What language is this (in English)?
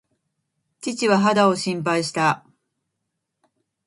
Japanese